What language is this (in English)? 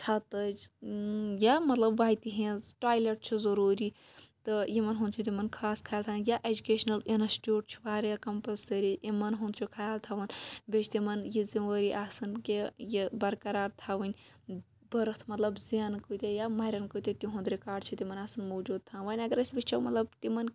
Kashmiri